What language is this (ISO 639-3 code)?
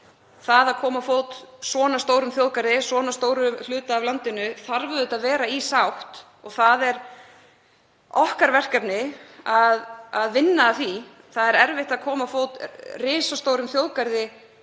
isl